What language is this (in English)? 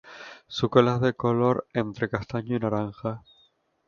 Spanish